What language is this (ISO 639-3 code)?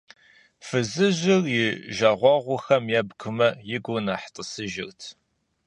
kbd